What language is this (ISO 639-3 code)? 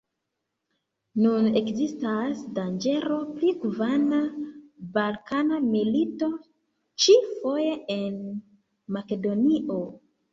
epo